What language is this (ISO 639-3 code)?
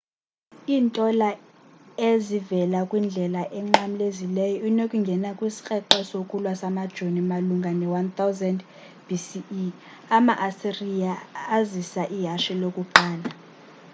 xho